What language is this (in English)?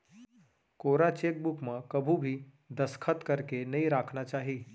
Chhattisgarhi